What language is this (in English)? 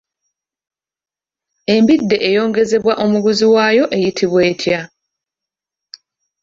Ganda